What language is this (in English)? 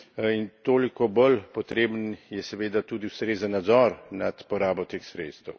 Slovenian